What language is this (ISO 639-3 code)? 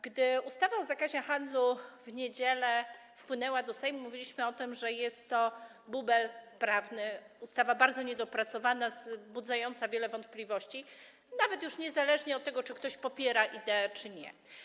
pol